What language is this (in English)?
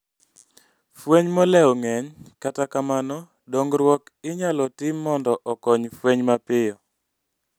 Luo (Kenya and Tanzania)